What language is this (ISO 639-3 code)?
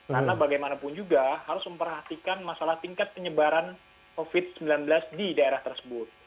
ind